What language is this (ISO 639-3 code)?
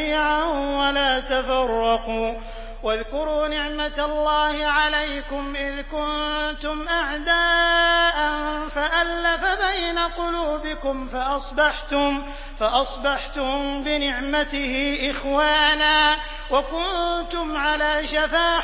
ara